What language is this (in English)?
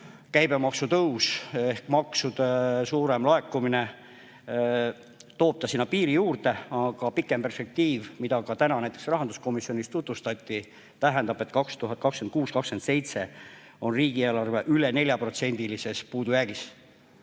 Estonian